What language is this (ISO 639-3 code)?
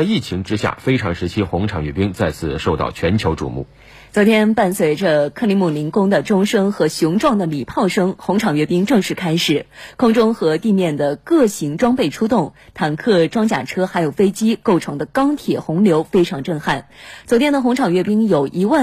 zho